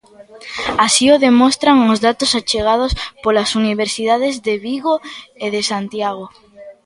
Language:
Galician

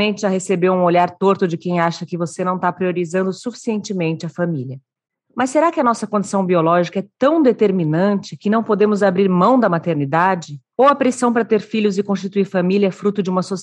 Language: Portuguese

